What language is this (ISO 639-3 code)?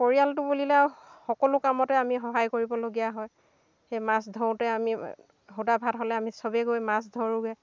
asm